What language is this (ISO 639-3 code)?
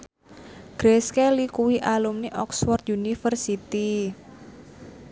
jav